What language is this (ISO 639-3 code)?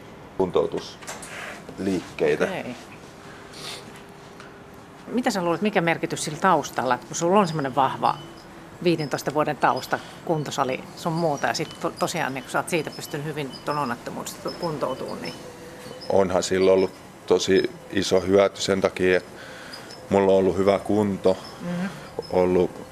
fin